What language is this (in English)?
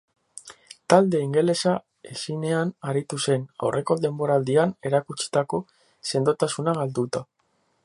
Basque